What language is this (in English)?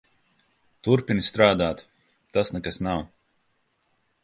Latvian